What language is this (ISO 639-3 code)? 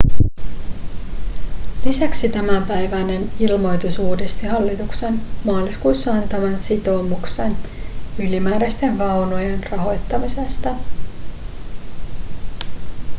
fin